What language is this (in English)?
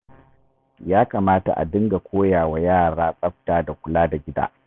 Hausa